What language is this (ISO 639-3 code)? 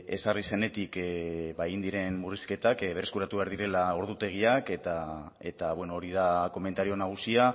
eus